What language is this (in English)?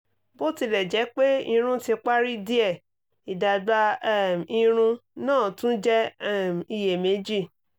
Yoruba